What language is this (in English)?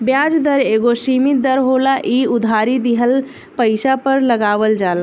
Bhojpuri